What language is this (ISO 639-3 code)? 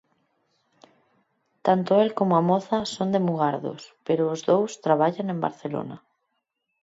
glg